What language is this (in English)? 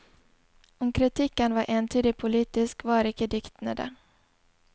Norwegian